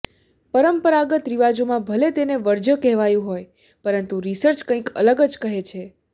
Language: Gujarati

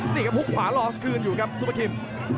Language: Thai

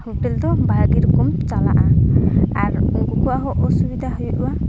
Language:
Santali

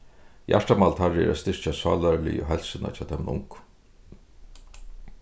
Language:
Faroese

